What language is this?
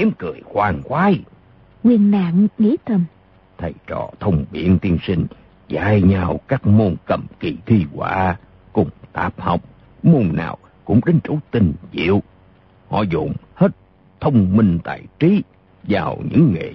Vietnamese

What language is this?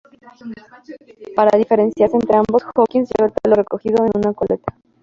Spanish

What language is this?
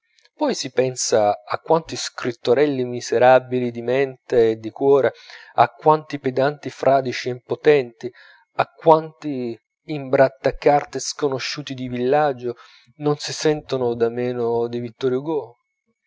Italian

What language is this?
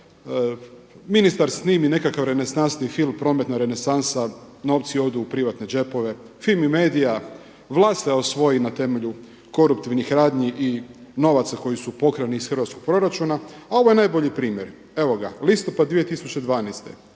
Croatian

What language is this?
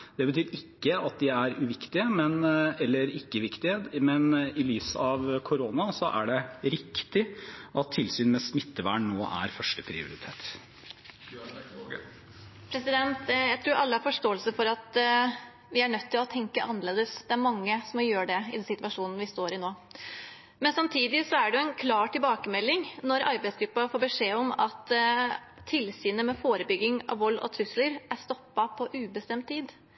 Norwegian Bokmål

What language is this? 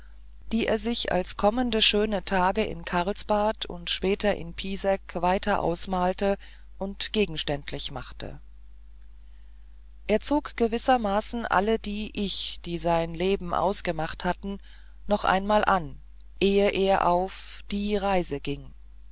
German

